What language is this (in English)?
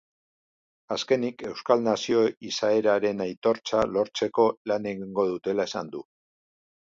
Basque